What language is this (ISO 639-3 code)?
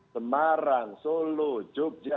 ind